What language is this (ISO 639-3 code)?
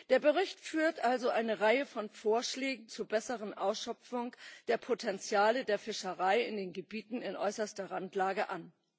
deu